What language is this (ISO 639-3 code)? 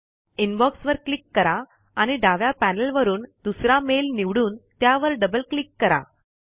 mar